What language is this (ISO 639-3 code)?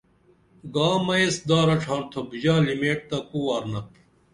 dml